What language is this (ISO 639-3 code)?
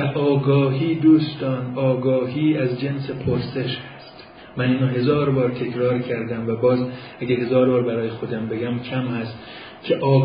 fas